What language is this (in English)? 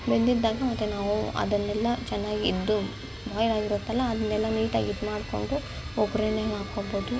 Kannada